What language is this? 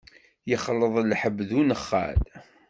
Kabyle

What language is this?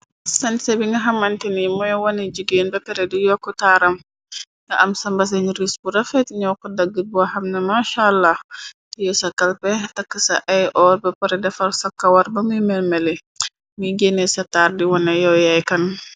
Wolof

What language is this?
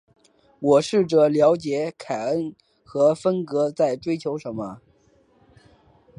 Chinese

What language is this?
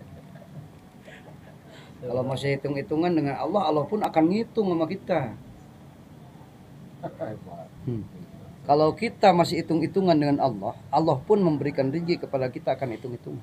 Indonesian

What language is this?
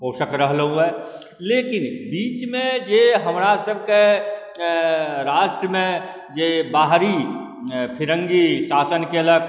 Maithili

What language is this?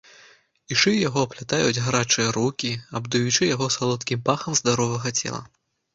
Belarusian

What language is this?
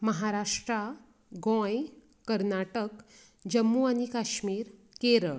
Konkani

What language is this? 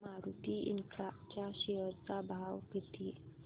Marathi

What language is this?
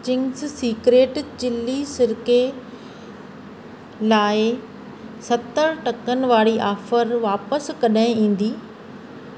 Sindhi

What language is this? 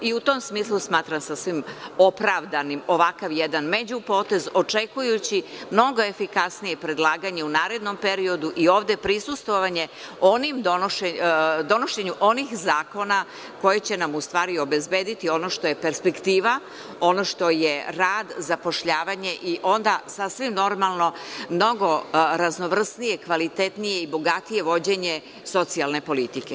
Serbian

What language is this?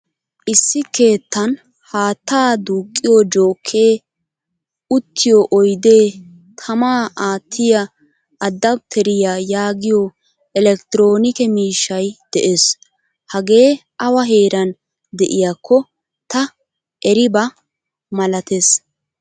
Wolaytta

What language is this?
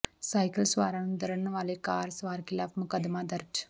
Punjabi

